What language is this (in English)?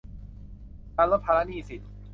Thai